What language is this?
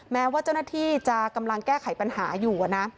Thai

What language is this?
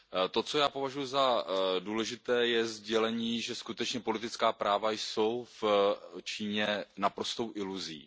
Czech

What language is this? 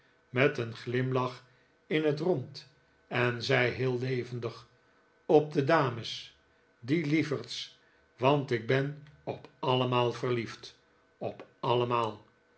Dutch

